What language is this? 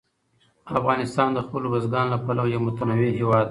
Pashto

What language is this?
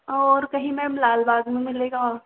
Hindi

